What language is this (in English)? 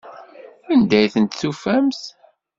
Kabyle